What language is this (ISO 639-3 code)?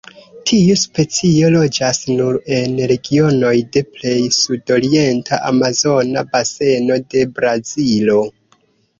epo